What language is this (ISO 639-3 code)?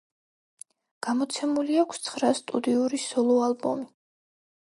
kat